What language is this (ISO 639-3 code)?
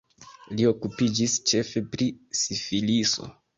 epo